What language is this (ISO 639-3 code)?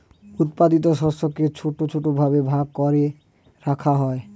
ben